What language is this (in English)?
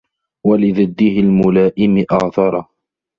Arabic